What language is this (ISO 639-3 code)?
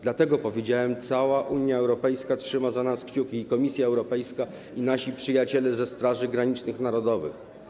pol